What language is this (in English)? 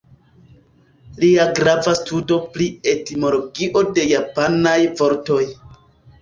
Esperanto